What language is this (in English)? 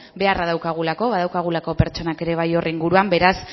Basque